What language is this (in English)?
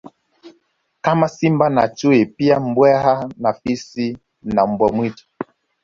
Swahili